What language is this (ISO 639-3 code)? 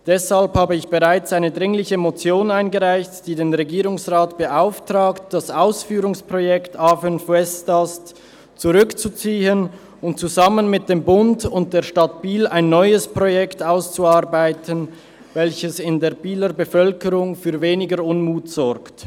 gsw